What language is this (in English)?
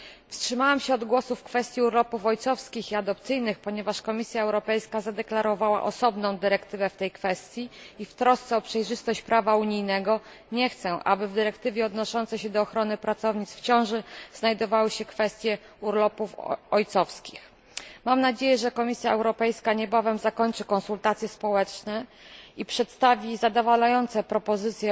Polish